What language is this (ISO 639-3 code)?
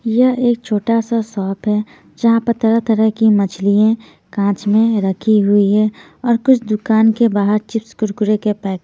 hin